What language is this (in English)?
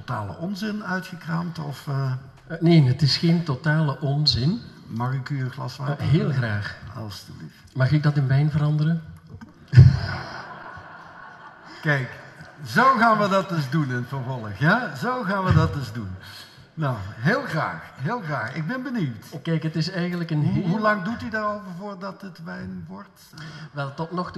Dutch